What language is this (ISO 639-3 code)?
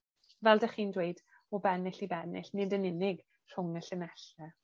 cym